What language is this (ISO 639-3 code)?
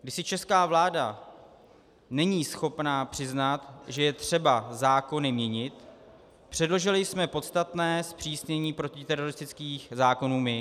ces